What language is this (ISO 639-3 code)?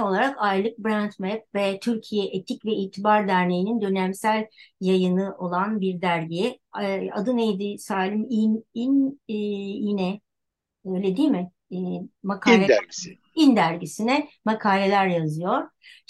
tur